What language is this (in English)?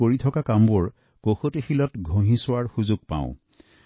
Assamese